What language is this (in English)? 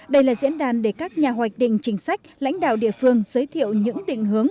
Vietnamese